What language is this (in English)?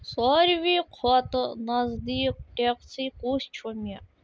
Kashmiri